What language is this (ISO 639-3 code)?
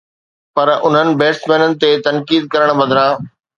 snd